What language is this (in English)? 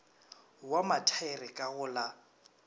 Northern Sotho